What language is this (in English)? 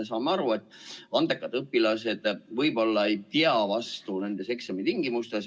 Estonian